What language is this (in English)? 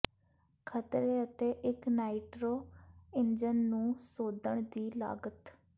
Punjabi